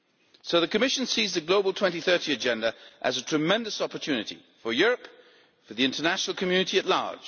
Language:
English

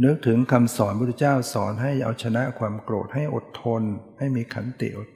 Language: Thai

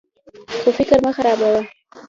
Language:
Pashto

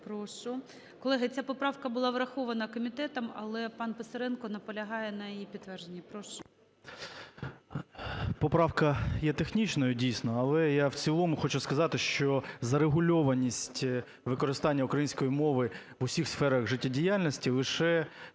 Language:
Ukrainian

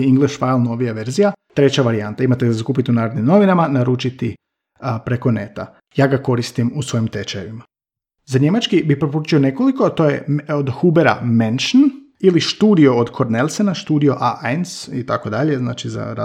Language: Croatian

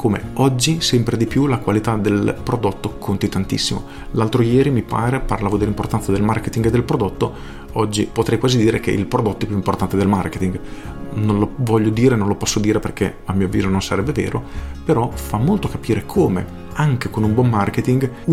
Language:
Italian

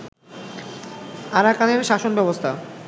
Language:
Bangla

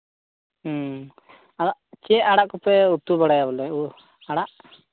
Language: Santali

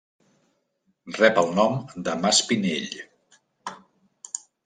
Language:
Catalan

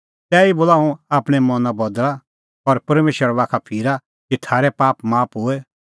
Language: Kullu Pahari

